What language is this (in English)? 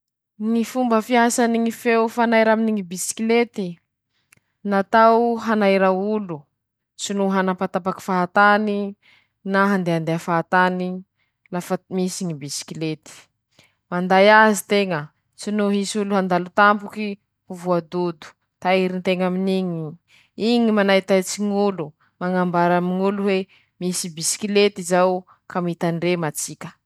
Masikoro Malagasy